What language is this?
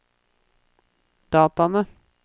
Norwegian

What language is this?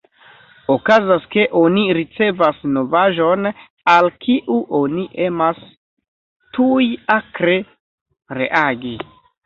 Esperanto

